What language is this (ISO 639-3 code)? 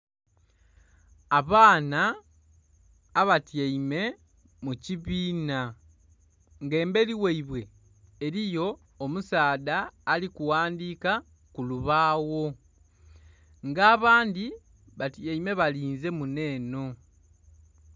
xog